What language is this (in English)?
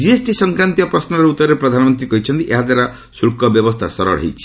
Odia